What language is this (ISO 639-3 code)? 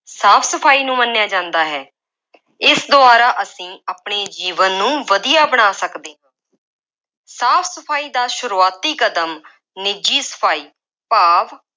pan